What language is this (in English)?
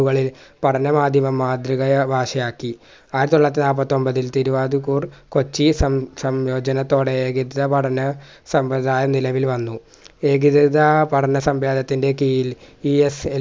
Malayalam